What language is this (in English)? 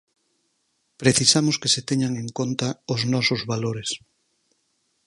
Galician